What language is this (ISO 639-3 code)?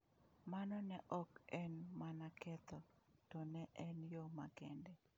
luo